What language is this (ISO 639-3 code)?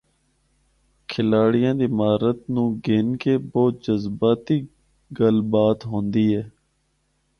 hno